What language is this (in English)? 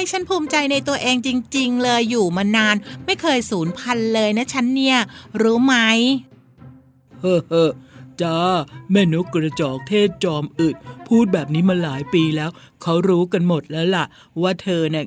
Thai